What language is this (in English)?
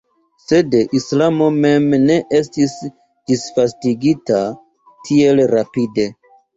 Esperanto